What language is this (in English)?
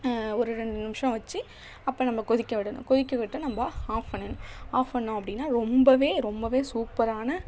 Tamil